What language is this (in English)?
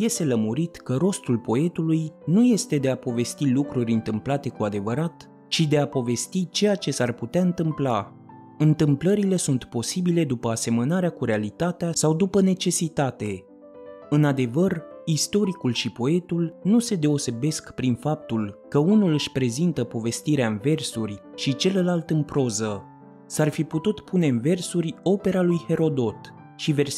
Romanian